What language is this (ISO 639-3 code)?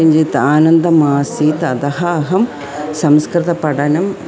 san